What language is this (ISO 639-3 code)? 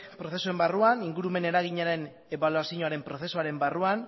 eus